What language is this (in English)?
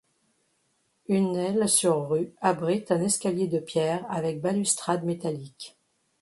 French